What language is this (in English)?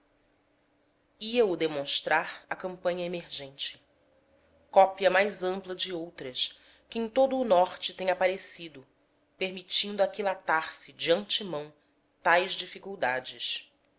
Portuguese